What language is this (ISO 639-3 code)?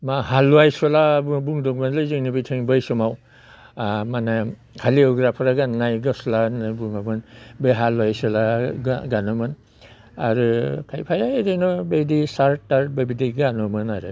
brx